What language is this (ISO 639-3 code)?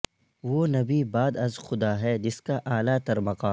urd